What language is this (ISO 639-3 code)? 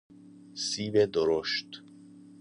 fas